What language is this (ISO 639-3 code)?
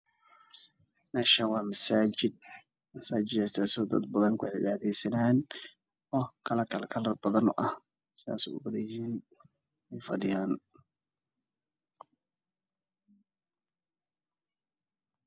som